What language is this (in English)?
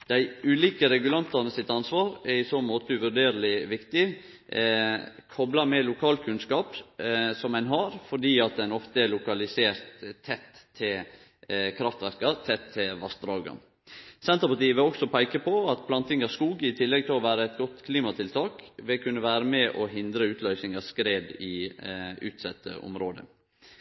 Norwegian Nynorsk